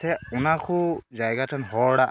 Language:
Santali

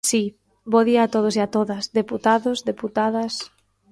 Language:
Galician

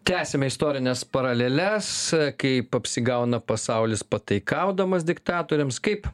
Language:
Lithuanian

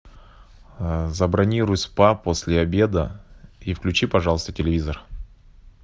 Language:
Russian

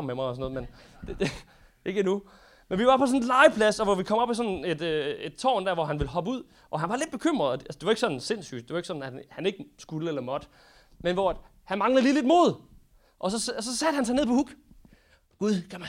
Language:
Danish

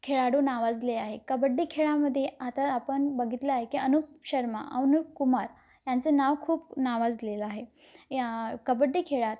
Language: Marathi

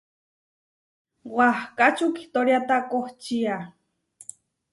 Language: Huarijio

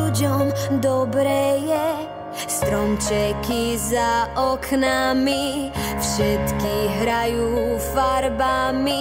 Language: Croatian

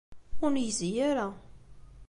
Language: Kabyle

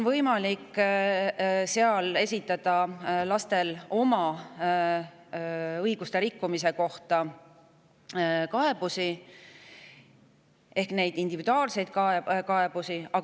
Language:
Estonian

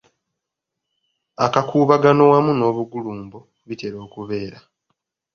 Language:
Ganda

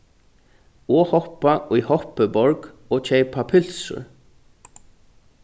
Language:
Faroese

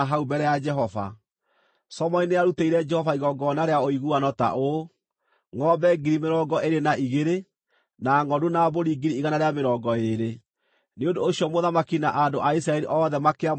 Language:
Kikuyu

